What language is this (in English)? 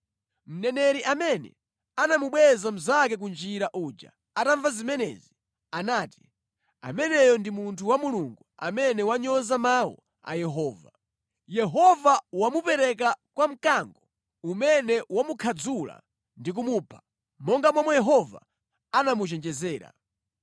Nyanja